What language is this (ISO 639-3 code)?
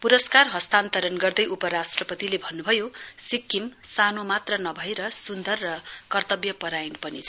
nep